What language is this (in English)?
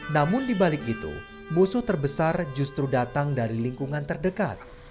Indonesian